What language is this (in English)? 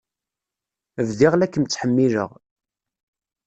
Kabyle